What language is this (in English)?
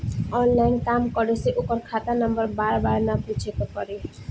Bhojpuri